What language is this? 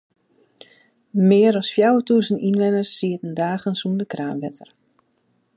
Western Frisian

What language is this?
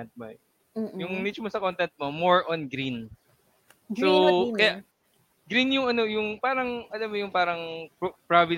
Filipino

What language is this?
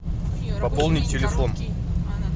Russian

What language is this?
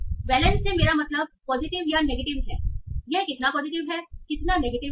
Hindi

